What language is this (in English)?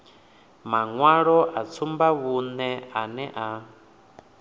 Venda